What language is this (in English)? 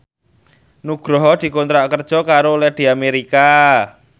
Javanese